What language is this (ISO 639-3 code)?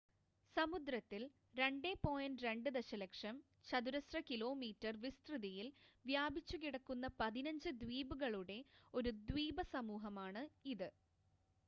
mal